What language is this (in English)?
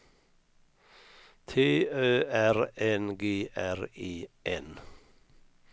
Swedish